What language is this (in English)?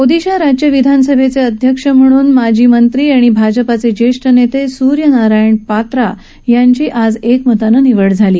Marathi